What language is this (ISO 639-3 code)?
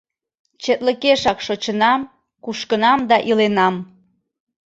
chm